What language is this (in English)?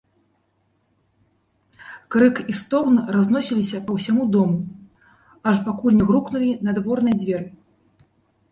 Belarusian